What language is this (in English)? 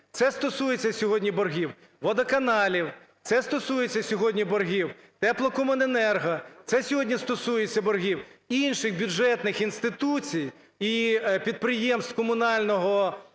Ukrainian